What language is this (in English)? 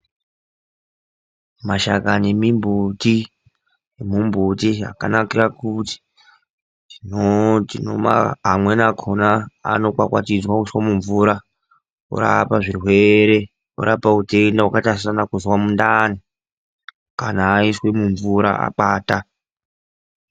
Ndau